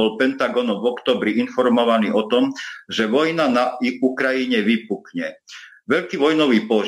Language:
Slovak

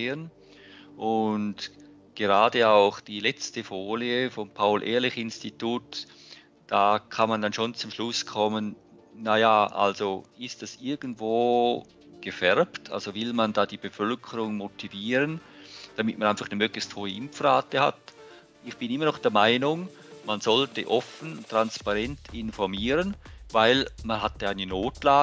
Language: German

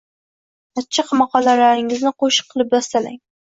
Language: Uzbek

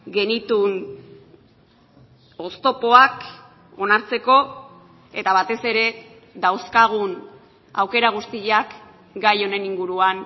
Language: Basque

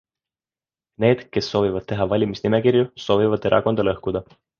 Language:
Estonian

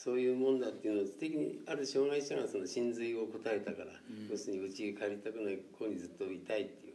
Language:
Japanese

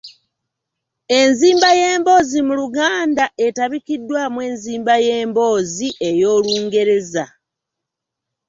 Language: Ganda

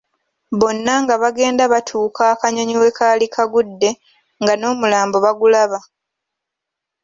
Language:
Ganda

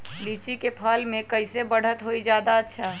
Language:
Magahi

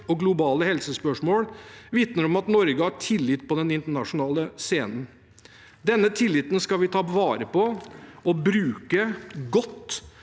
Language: Norwegian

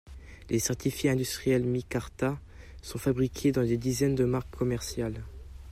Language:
French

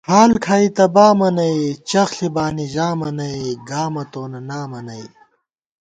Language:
Gawar-Bati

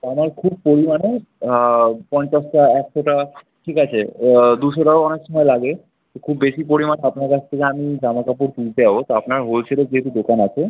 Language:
Bangla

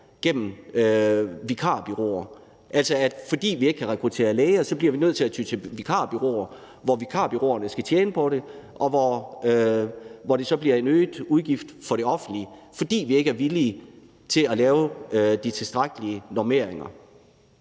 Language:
Danish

